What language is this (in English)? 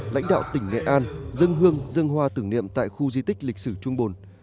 Vietnamese